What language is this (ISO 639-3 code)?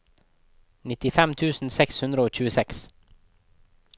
nor